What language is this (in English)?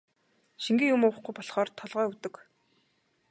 Mongolian